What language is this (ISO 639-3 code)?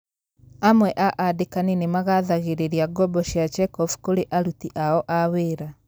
kik